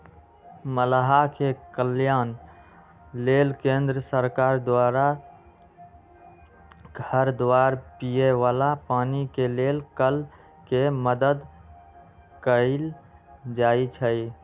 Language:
Magahi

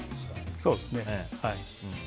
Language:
Japanese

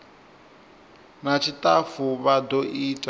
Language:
Venda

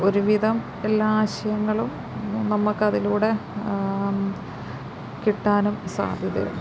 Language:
Malayalam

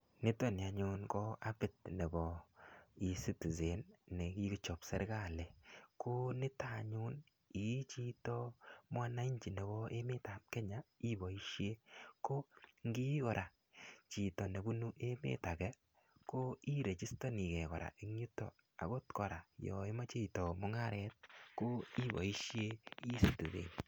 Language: Kalenjin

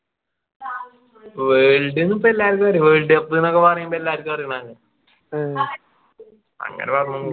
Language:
Malayalam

